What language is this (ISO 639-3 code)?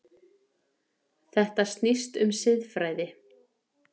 isl